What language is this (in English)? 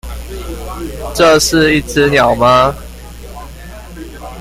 Chinese